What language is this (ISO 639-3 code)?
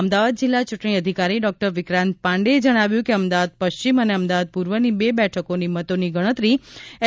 guj